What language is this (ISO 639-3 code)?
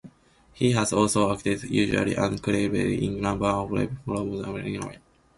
eng